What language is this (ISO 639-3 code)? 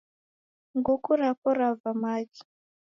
dav